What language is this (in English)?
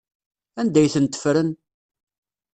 Kabyle